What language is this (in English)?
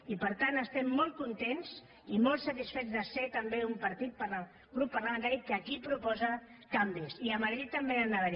Catalan